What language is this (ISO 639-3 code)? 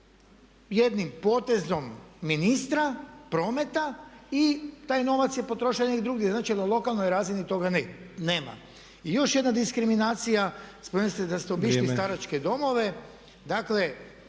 hrv